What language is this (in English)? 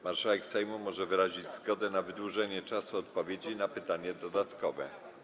Polish